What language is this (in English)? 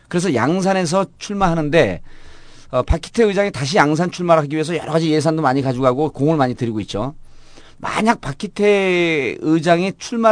Korean